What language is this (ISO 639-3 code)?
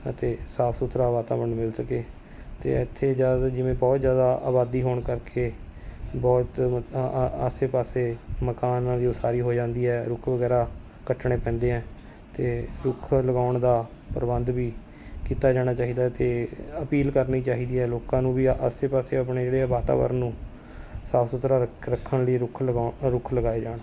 pan